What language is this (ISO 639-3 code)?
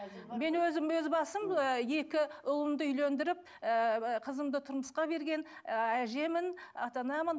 kaz